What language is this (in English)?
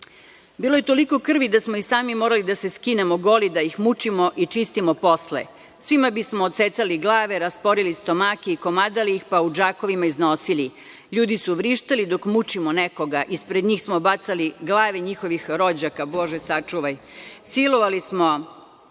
Serbian